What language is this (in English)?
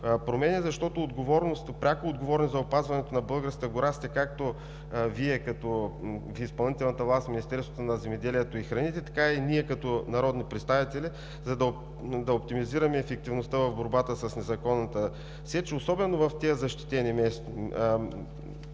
Bulgarian